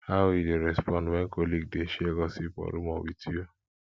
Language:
Nigerian Pidgin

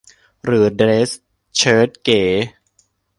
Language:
Thai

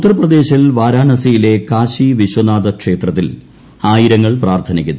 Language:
Malayalam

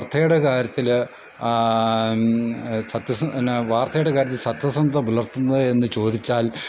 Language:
Malayalam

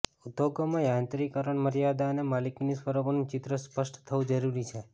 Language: Gujarati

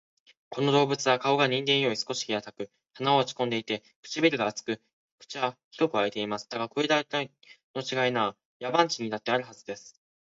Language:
Japanese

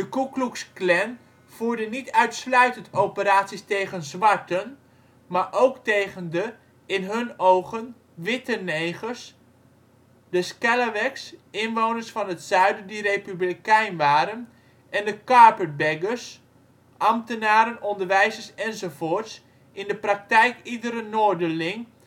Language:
Dutch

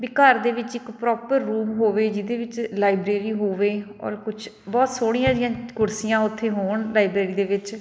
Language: Punjabi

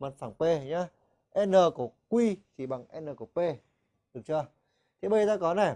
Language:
Vietnamese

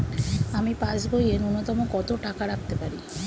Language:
Bangla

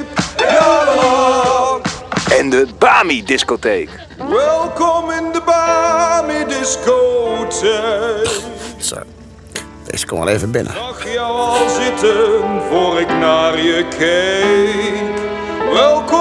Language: Dutch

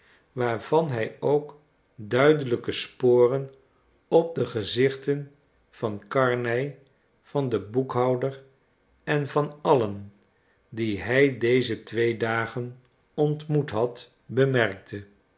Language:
Dutch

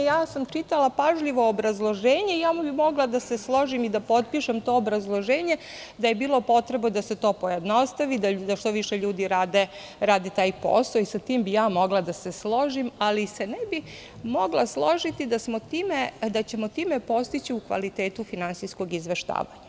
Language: Serbian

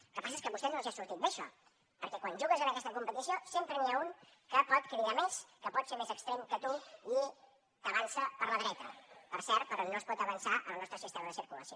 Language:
Catalan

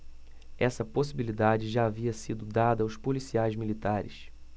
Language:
Portuguese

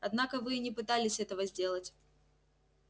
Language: Russian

